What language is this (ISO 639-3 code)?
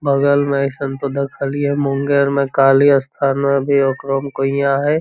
mag